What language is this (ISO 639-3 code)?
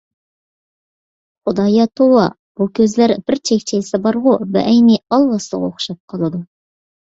uig